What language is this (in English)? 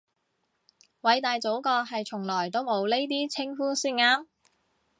Cantonese